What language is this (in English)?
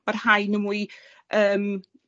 Welsh